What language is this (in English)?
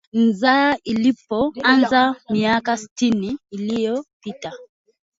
Swahili